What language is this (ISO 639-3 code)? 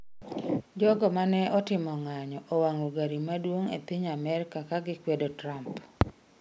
luo